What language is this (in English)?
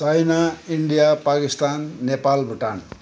Nepali